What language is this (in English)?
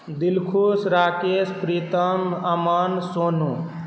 Maithili